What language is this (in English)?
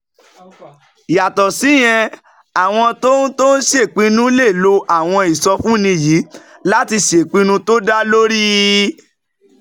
Yoruba